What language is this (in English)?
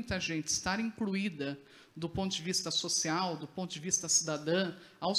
Portuguese